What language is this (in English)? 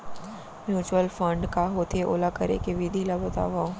Chhattisgarhi